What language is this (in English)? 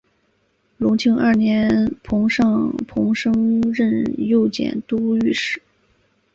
Chinese